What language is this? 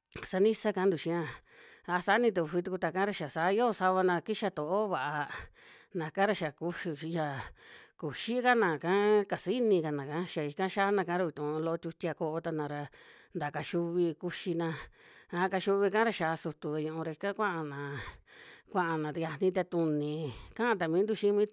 Western Juxtlahuaca Mixtec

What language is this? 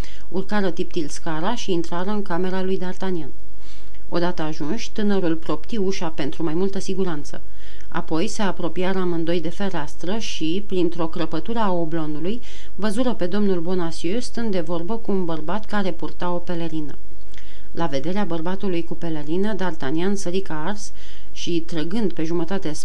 Romanian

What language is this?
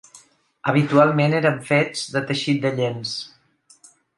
Catalan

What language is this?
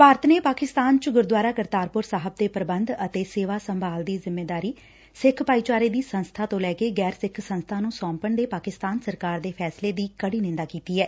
Punjabi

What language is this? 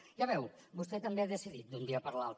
Catalan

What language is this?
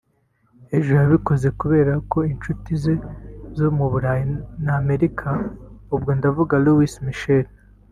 Kinyarwanda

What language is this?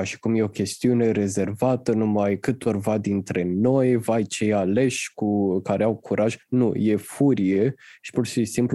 Romanian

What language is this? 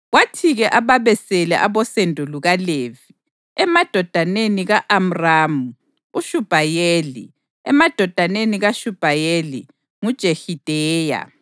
North Ndebele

